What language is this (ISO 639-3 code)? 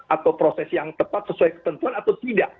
ind